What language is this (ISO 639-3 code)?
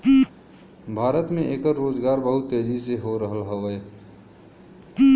bho